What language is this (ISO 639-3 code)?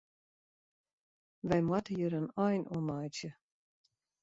fry